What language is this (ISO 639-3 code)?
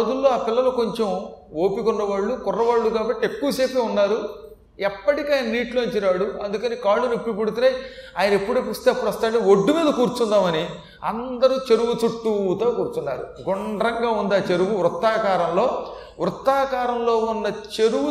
tel